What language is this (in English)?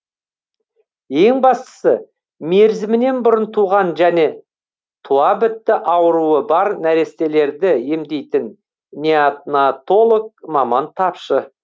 Kazakh